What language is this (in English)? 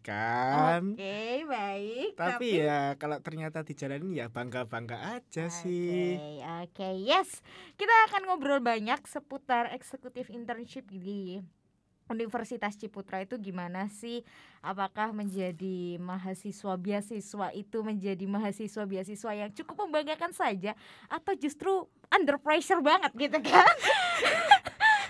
Indonesian